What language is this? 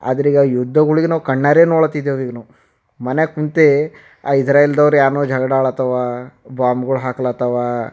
Kannada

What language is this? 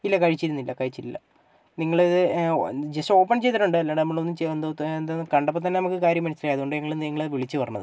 Malayalam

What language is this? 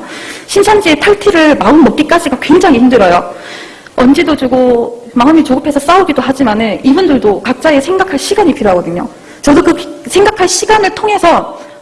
Korean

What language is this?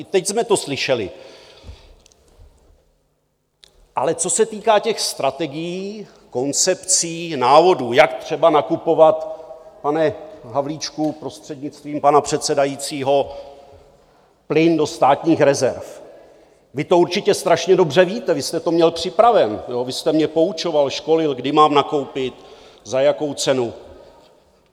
Czech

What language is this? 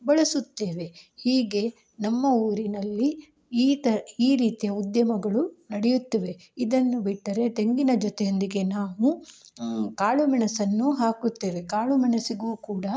Kannada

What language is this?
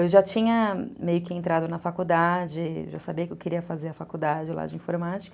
Portuguese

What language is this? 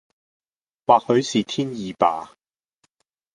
Cantonese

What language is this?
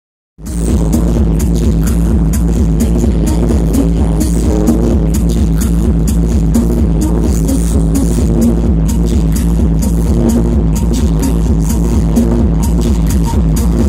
Greek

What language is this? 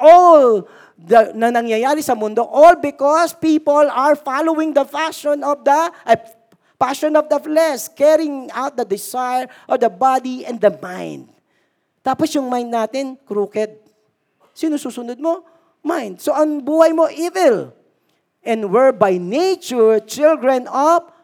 Filipino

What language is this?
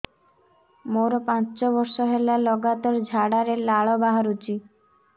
Odia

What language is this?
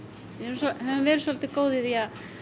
Icelandic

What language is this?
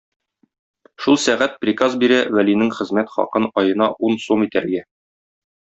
Tatar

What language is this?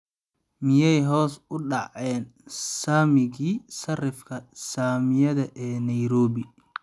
Somali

